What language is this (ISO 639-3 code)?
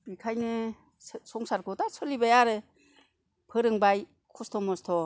brx